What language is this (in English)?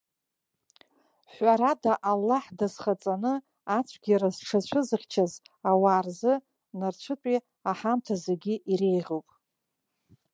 Abkhazian